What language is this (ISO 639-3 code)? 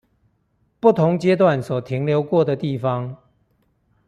zho